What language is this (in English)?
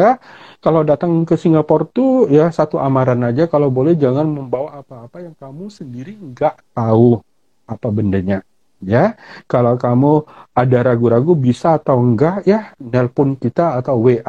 Malay